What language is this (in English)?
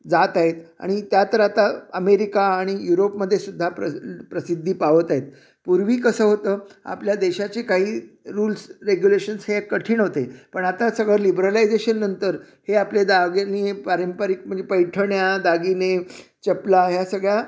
Marathi